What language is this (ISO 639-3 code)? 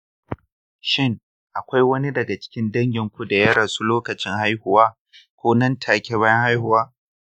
hau